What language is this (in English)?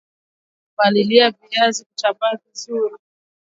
Swahili